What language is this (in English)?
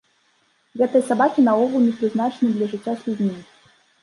Belarusian